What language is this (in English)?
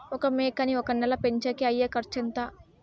Telugu